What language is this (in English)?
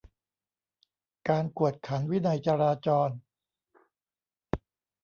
Thai